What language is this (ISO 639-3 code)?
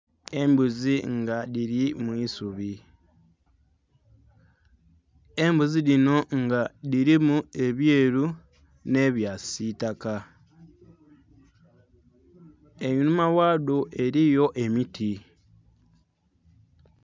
xog